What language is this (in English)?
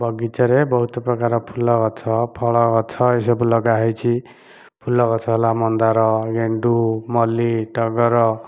Odia